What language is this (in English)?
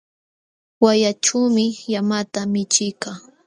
Jauja Wanca Quechua